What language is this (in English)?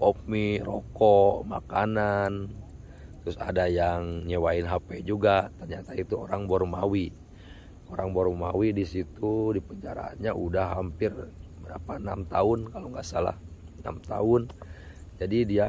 Indonesian